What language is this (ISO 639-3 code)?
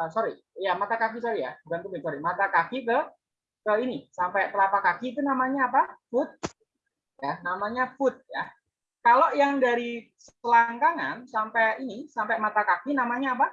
ind